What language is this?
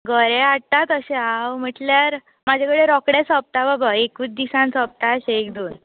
Konkani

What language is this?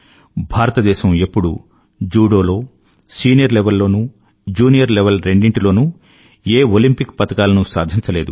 Telugu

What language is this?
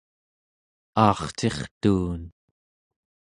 Central Yupik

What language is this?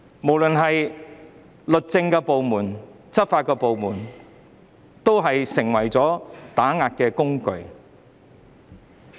Cantonese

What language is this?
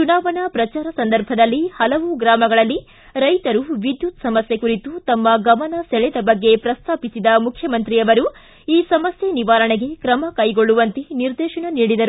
Kannada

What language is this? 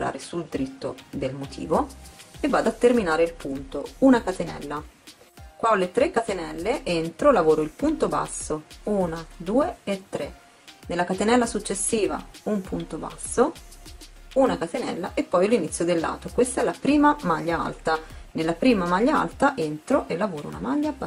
Italian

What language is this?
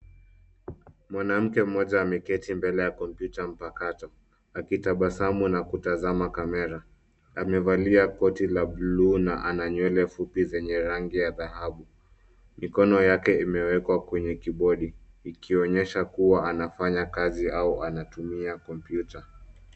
Swahili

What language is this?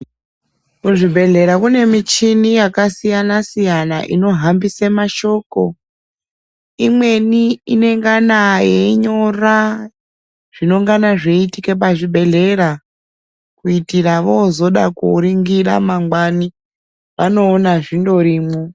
Ndau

